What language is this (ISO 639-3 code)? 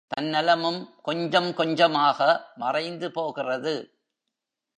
tam